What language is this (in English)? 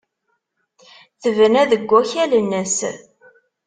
Kabyle